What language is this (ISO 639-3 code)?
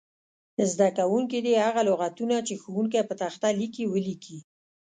pus